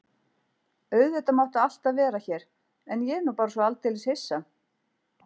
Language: Icelandic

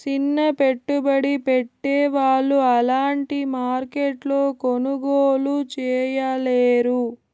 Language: Telugu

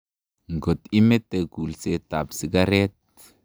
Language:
Kalenjin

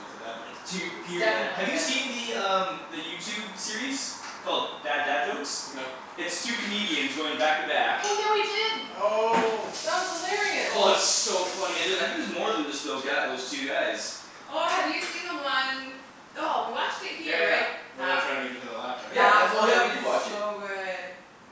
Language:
English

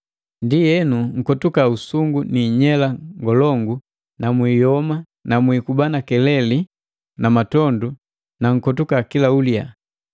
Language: Matengo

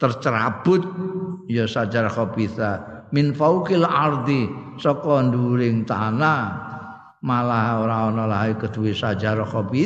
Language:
Indonesian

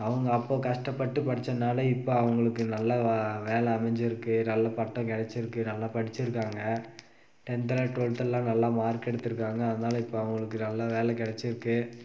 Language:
Tamil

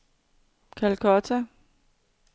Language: Danish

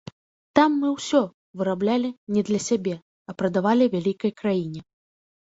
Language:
Belarusian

